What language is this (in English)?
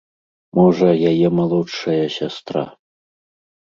Belarusian